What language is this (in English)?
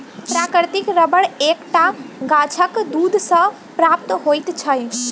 Maithili